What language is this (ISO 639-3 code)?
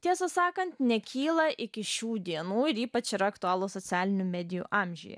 lit